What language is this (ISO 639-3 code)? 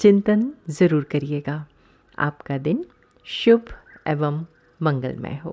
hin